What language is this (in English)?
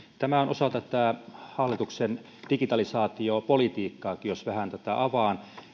Finnish